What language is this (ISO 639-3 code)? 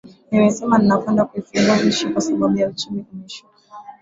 swa